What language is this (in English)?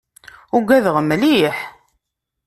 Kabyle